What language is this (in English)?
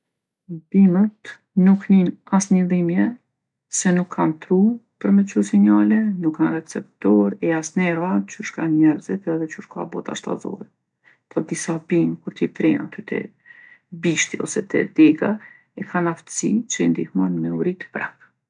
Gheg Albanian